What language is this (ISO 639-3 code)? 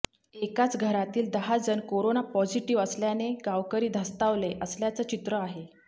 mar